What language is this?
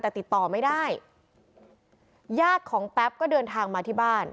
Thai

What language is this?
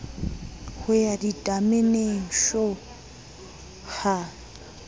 Southern Sotho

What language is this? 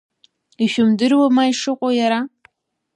Abkhazian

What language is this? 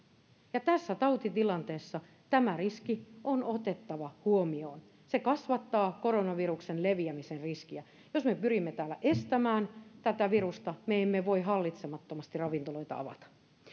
Finnish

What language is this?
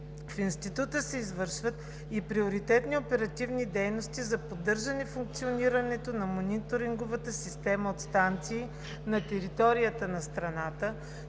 Bulgarian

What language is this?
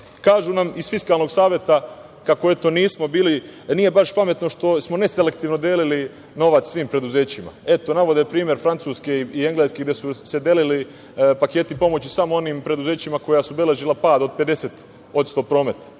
Serbian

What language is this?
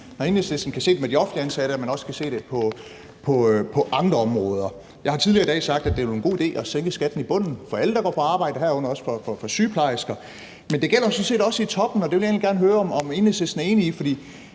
Danish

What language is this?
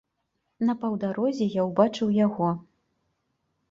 Belarusian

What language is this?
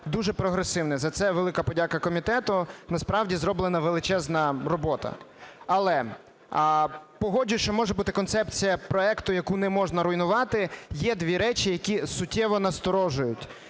Ukrainian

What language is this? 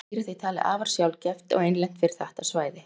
Icelandic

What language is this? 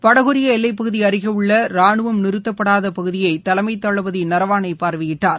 Tamil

